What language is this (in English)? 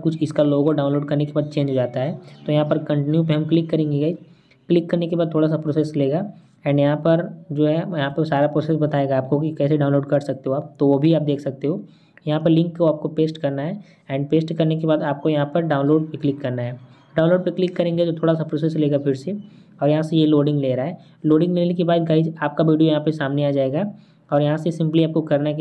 Hindi